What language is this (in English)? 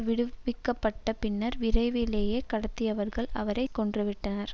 Tamil